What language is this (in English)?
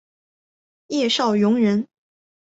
Chinese